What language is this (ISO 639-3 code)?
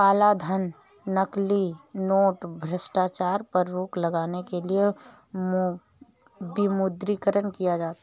hin